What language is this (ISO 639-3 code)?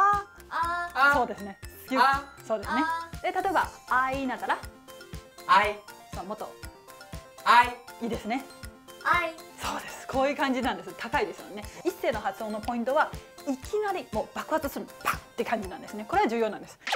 jpn